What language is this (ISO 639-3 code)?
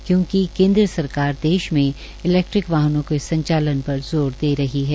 hin